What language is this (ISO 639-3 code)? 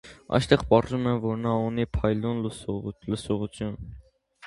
hye